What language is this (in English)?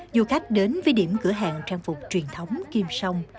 Vietnamese